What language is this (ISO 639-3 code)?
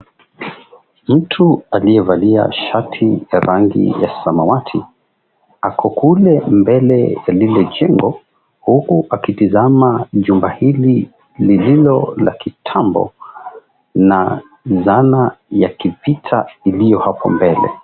swa